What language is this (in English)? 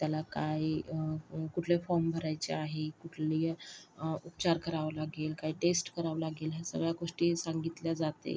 Marathi